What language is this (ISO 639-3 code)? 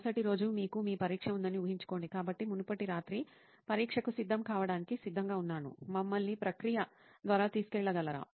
tel